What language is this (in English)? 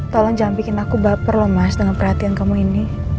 Indonesian